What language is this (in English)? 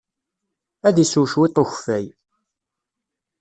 Kabyle